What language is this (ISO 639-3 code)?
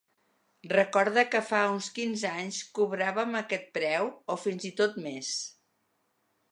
cat